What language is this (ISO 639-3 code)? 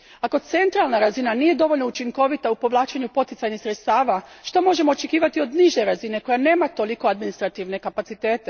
hrv